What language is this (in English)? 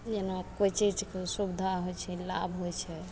Maithili